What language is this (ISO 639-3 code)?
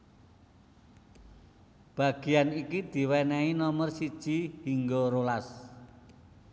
jav